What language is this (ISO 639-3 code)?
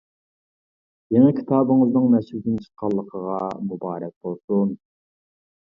uig